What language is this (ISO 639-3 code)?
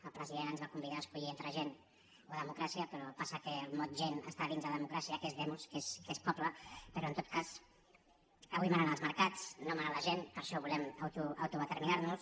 cat